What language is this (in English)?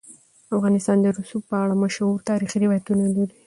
Pashto